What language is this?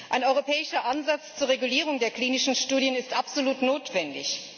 German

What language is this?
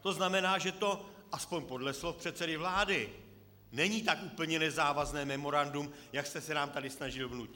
Czech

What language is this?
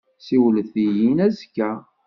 Kabyle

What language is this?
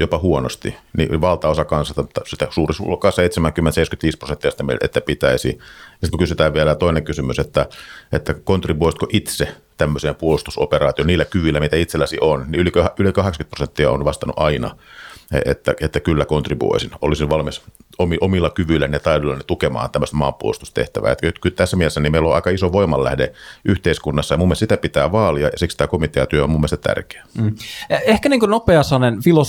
Finnish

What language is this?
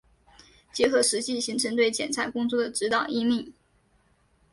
Chinese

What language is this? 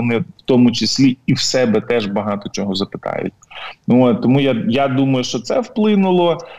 Ukrainian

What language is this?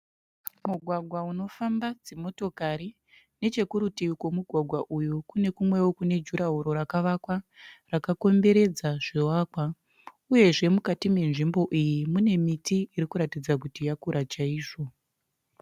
Shona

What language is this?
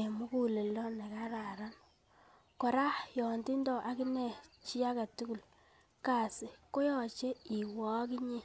Kalenjin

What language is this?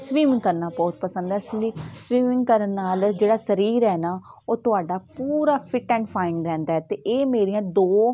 Punjabi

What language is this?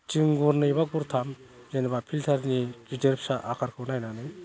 Bodo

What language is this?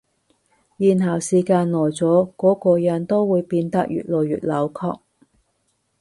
Cantonese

